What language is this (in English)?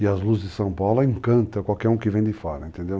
Portuguese